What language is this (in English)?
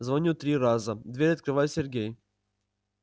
Russian